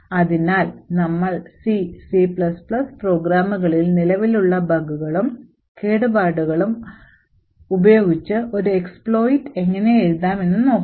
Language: Malayalam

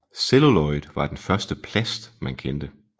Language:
Danish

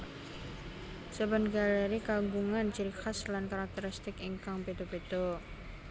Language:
Javanese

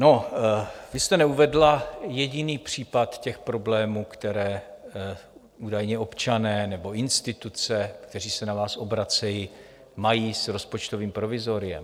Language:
Czech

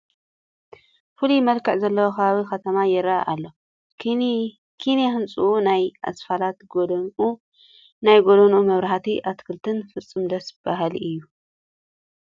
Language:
Tigrinya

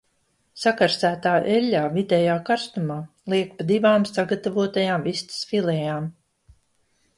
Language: Latvian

